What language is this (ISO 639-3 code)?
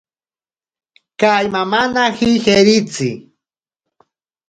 prq